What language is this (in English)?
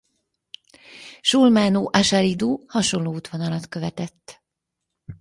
Hungarian